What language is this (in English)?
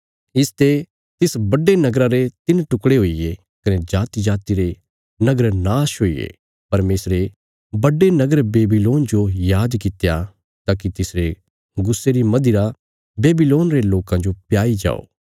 Bilaspuri